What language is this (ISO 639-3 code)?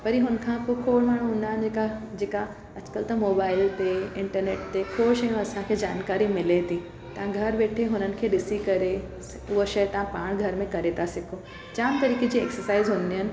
snd